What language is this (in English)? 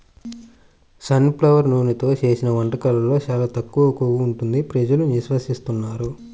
Telugu